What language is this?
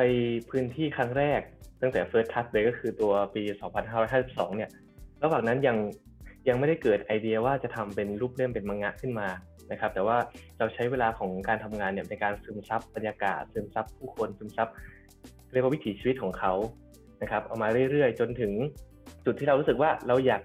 Thai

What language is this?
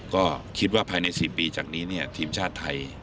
Thai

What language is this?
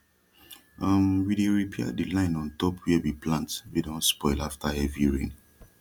Nigerian Pidgin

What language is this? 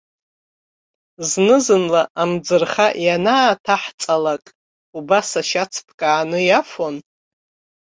Abkhazian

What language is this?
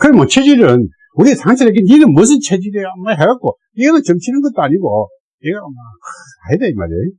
Korean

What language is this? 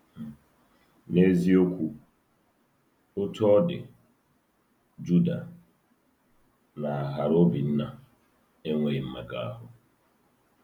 Igbo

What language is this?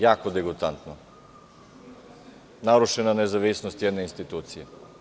Serbian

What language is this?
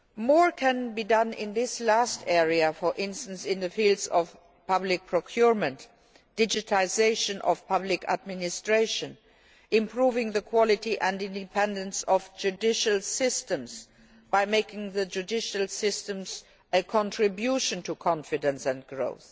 English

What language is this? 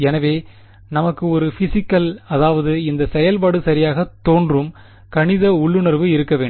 Tamil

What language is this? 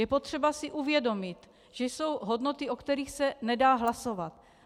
Czech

